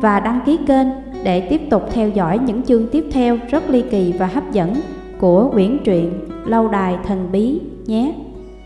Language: Vietnamese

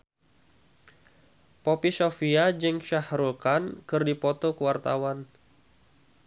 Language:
Sundanese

